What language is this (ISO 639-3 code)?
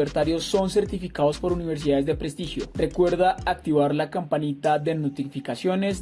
spa